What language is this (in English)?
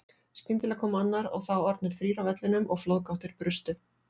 Icelandic